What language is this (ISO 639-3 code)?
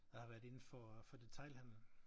dan